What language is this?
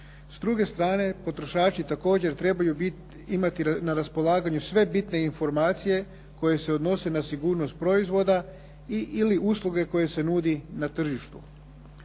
Croatian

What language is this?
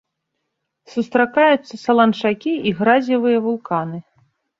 Belarusian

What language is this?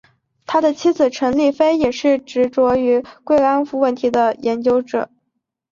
Chinese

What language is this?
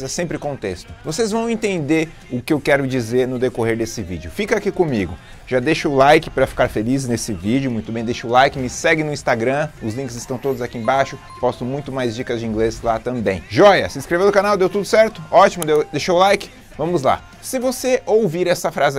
Portuguese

